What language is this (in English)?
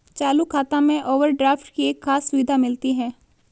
Hindi